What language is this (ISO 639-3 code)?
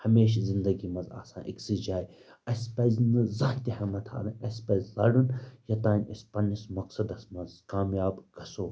kas